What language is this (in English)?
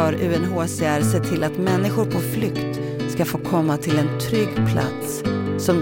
Swedish